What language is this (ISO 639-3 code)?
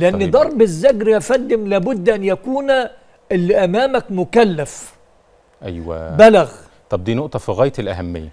ara